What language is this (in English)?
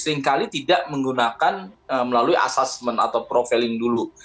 Indonesian